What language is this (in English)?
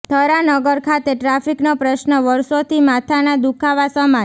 Gujarati